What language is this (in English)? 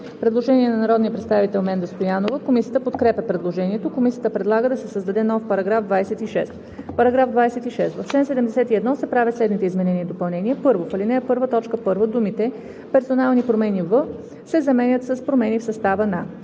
Bulgarian